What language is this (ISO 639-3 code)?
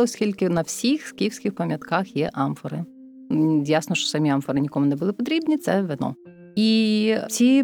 ukr